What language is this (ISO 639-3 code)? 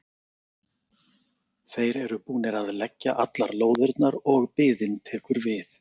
isl